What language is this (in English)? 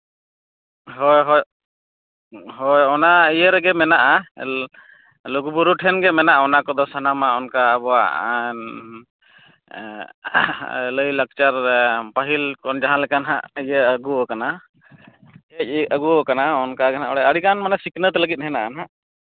Santali